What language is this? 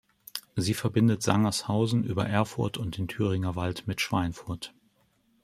German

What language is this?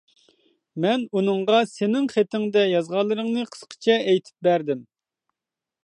Uyghur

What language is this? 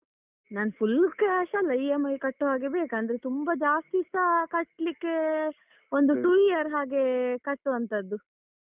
Kannada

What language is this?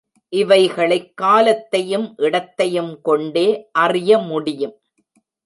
Tamil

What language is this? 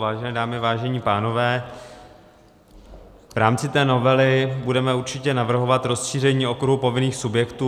Czech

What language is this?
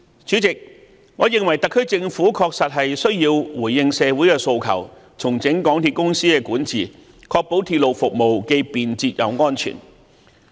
Cantonese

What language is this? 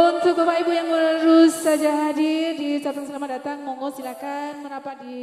Indonesian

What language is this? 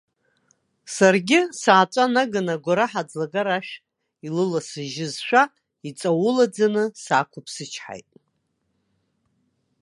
Abkhazian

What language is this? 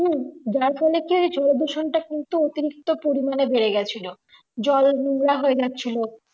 Bangla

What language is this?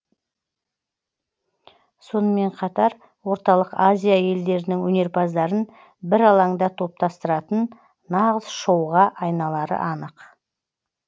Kazakh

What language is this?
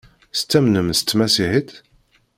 Kabyle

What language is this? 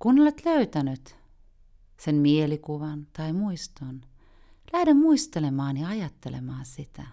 Finnish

